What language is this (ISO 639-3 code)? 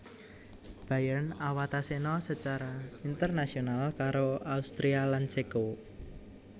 jav